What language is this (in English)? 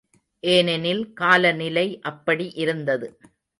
Tamil